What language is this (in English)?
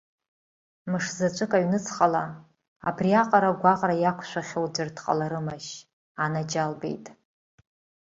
Abkhazian